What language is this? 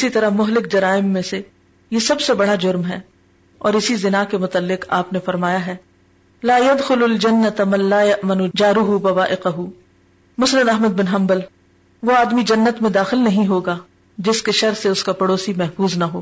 Urdu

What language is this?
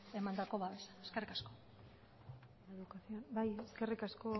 Basque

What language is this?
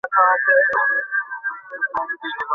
Bangla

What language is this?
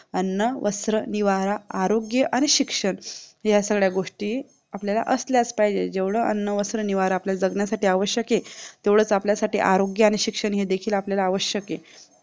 Marathi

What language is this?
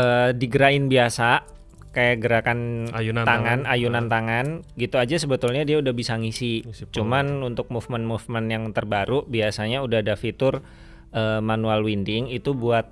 Indonesian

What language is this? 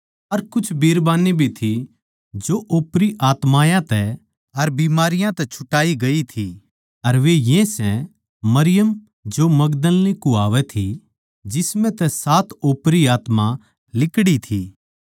Haryanvi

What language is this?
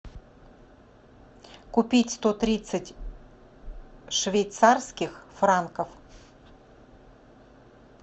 Russian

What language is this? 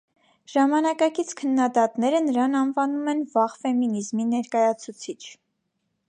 Armenian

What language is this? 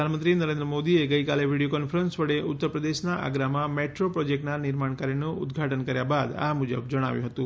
Gujarati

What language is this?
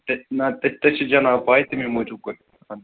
Kashmiri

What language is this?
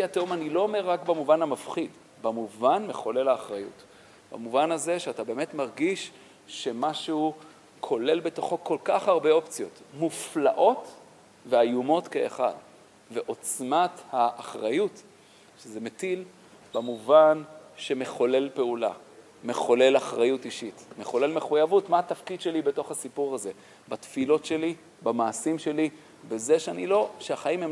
Hebrew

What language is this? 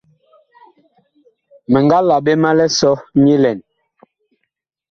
Bakoko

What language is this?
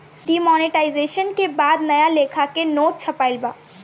Bhojpuri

